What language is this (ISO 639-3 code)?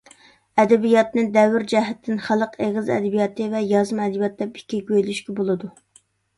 uig